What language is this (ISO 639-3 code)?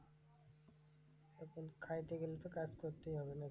ben